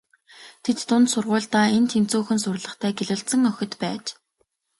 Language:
Mongolian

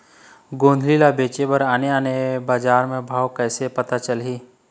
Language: Chhattisgarhi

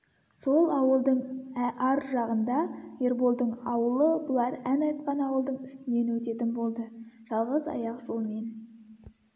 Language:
Kazakh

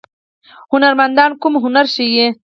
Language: Pashto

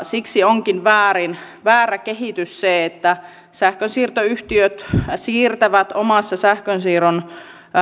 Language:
Finnish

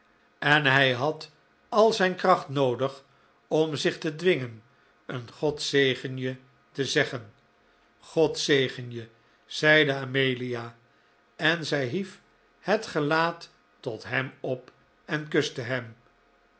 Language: Dutch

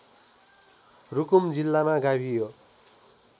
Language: Nepali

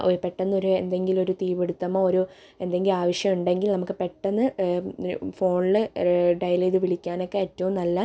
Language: Malayalam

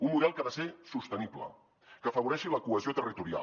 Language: Catalan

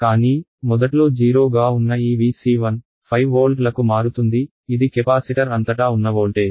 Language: Telugu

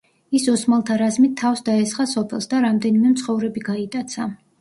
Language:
Georgian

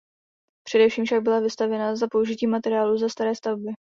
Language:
Czech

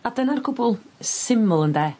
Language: Welsh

